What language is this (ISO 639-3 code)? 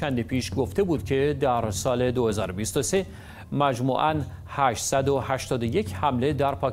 fas